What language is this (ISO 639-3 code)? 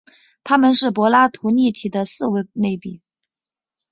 zho